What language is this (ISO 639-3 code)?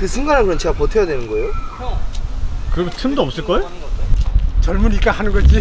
kor